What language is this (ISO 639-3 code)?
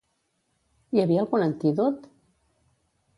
cat